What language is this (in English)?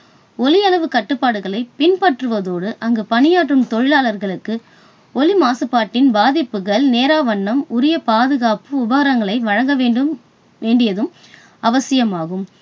Tamil